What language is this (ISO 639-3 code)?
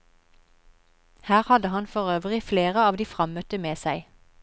nor